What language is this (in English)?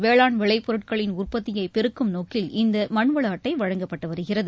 Tamil